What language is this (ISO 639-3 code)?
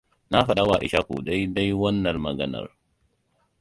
hau